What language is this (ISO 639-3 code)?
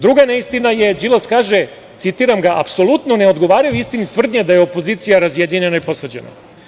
srp